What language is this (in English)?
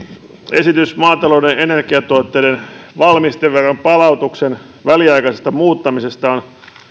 Finnish